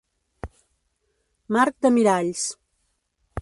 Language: Catalan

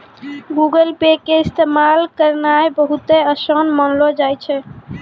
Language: Maithili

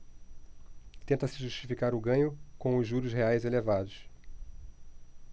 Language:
Portuguese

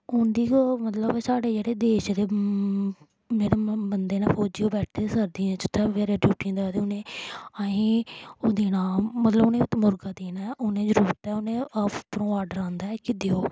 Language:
Dogri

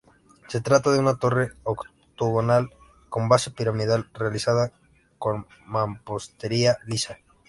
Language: Spanish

